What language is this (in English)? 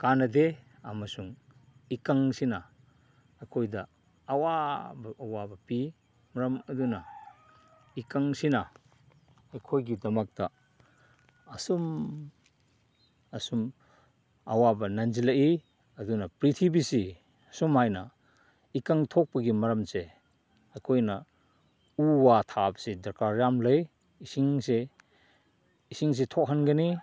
Manipuri